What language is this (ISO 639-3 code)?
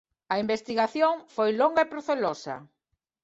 glg